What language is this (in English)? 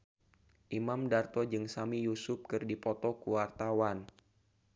Sundanese